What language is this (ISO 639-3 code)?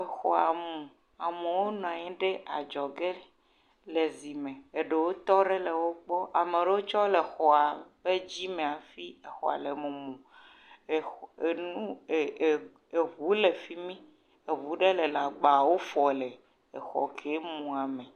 ewe